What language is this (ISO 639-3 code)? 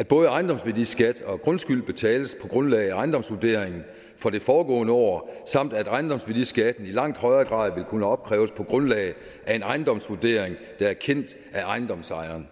dan